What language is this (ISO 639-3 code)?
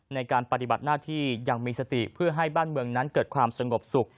tha